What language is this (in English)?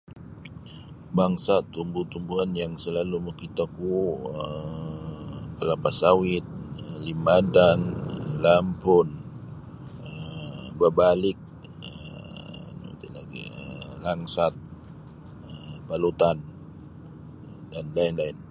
Sabah Bisaya